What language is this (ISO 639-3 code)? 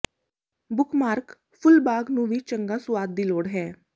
pan